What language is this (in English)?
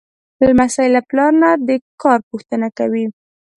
Pashto